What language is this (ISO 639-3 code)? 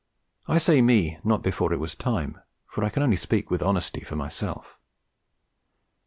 eng